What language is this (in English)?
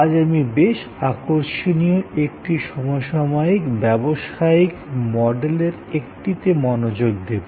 Bangla